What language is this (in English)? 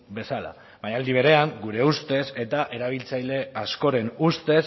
Basque